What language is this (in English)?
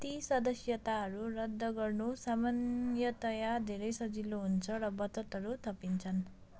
Nepali